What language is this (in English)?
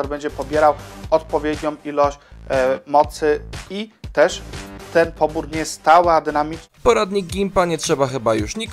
Polish